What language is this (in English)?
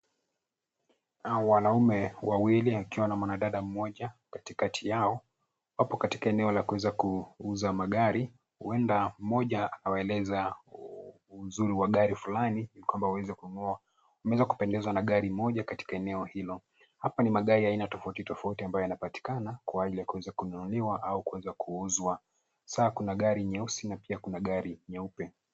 Swahili